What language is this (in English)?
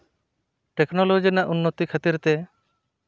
Santali